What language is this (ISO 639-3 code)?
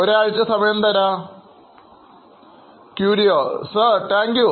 mal